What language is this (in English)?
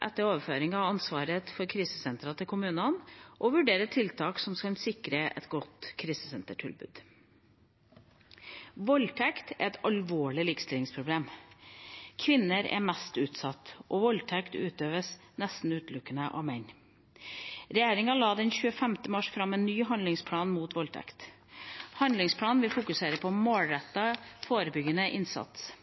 Norwegian Bokmål